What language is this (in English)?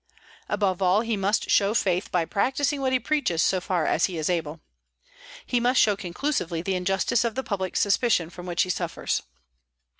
English